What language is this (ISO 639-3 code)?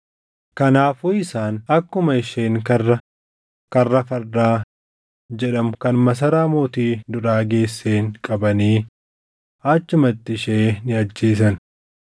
orm